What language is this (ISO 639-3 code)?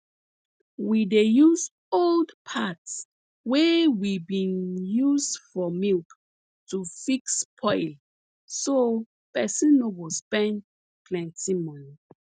pcm